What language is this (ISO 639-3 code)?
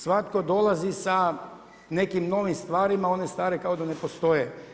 hrv